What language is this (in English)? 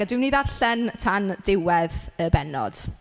Welsh